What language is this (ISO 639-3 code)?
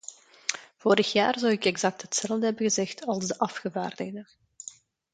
nld